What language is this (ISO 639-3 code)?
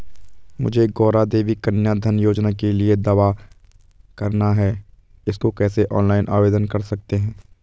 hin